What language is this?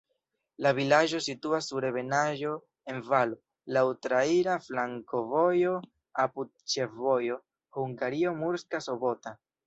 Esperanto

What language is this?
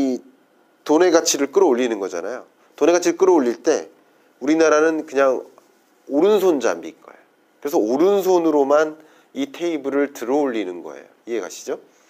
Korean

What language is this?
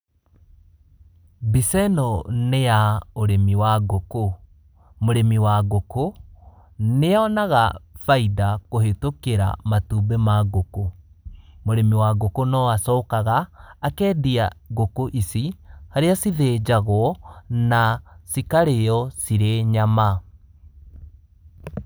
Kikuyu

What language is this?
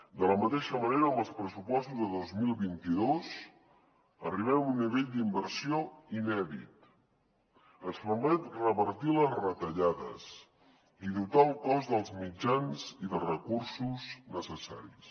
Catalan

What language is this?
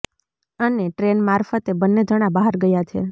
Gujarati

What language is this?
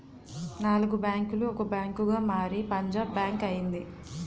Telugu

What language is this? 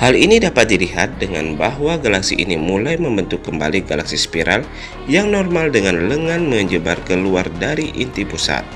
Indonesian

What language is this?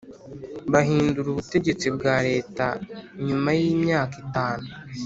Kinyarwanda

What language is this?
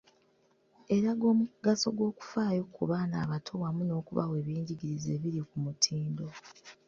Ganda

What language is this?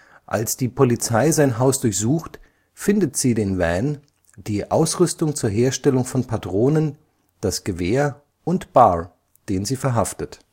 German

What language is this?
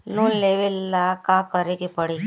Bhojpuri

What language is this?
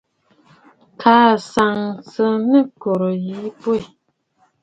Bafut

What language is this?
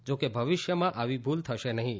Gujarati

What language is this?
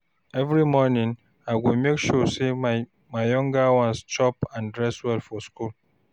Nigerian Pidgin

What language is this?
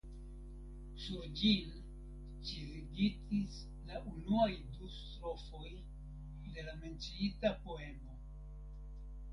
Esperanto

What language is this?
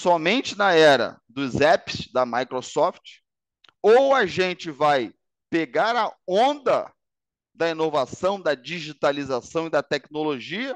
Portuguese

